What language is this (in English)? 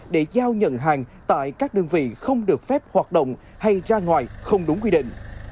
Vietnamese